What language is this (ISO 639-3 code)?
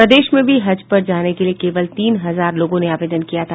hin